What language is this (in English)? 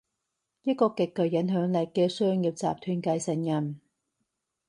Cantonese